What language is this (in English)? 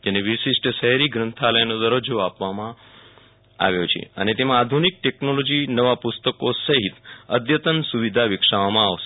Gujarati